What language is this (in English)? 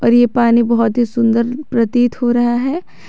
Hindi